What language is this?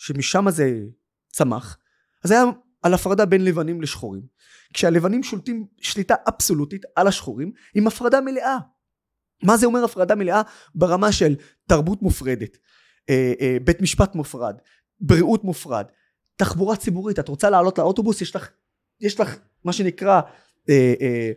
Hebrew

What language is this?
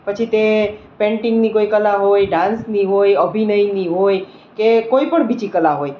Gujarati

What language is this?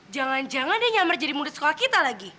Indonesian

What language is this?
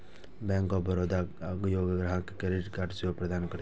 Maithili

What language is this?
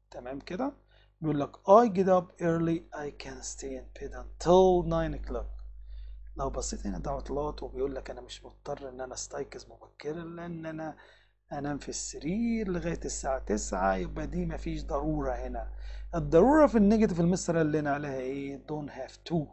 Arabic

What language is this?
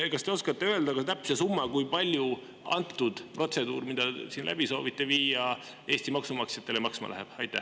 Estonian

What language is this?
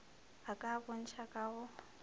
Northern Sotho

